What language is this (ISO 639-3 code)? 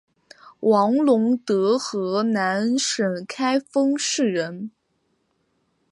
zho